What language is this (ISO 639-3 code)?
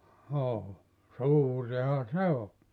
fin